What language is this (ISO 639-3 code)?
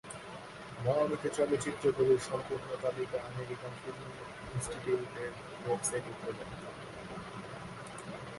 ben